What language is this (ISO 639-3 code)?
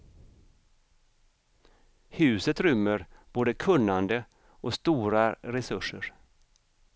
swe